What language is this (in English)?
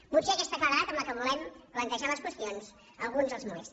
Catalan